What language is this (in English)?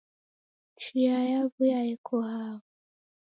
Taita